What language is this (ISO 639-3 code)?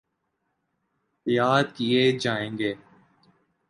urd